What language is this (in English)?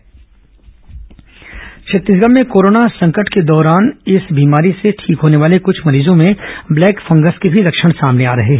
Hindi